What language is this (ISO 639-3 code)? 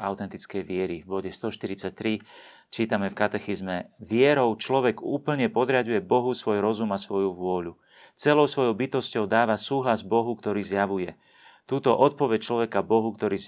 slk